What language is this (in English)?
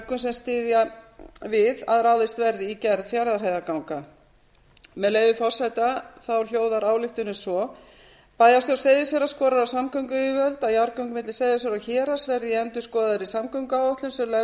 Icelandic